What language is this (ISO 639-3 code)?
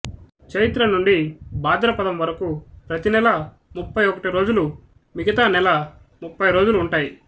tel